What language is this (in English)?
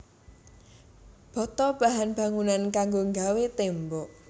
Javanese